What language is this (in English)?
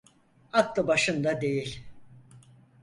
Turkish